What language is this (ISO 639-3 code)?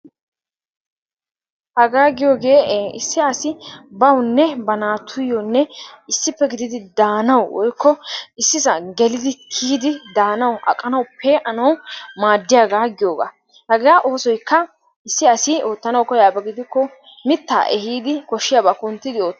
wal